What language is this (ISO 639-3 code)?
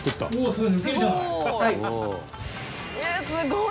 jpn